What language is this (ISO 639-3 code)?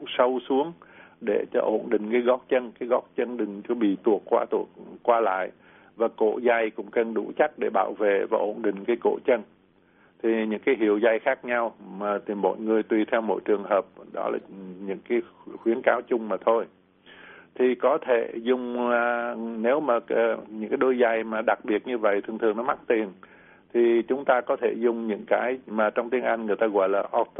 vie